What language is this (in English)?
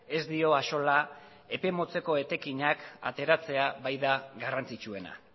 Basque